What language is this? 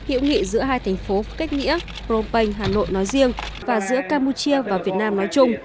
Vietnamese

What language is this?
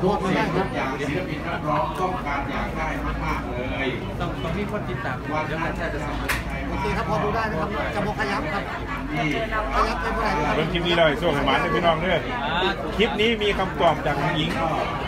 Thai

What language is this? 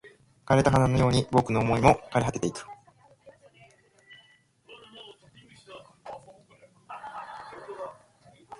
Japanese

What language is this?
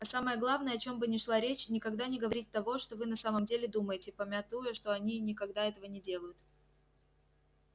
Russian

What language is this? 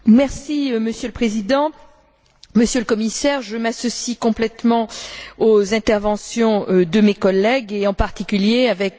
French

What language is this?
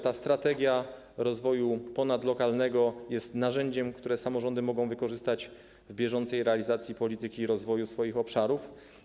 Polish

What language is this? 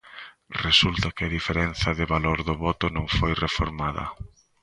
Galician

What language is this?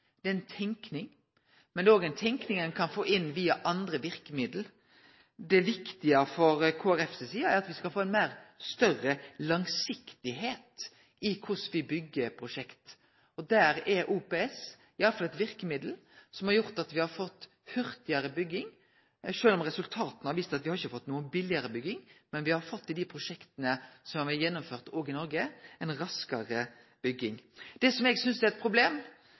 Norwegian Nynorsk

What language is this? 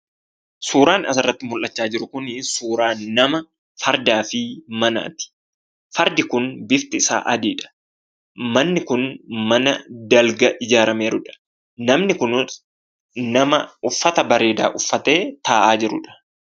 Oromo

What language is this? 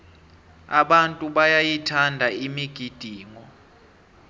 South Ndebele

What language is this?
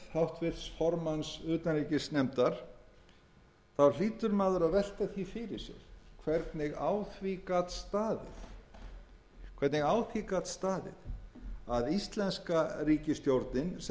Icelandic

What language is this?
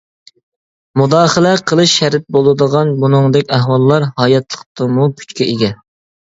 Uyghur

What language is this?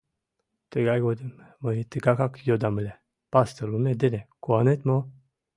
Mari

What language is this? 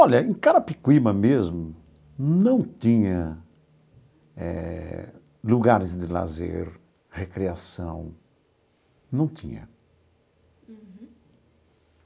Portuguese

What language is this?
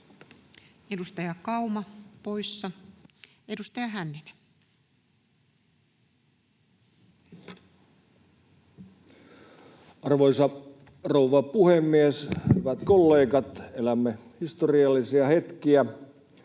Finnish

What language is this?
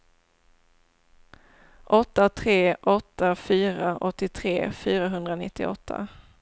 Swedish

